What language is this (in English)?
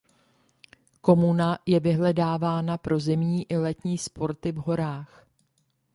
Czech